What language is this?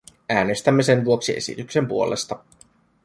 Finnish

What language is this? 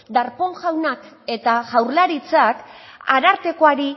Basque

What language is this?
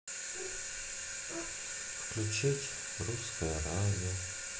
Russian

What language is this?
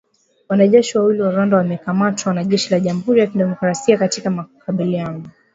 Swahili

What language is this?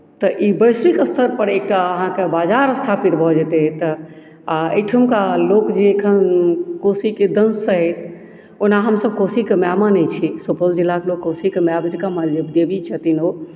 Maithili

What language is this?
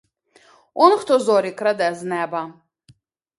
Ukrainian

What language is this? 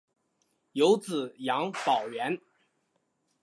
Chinese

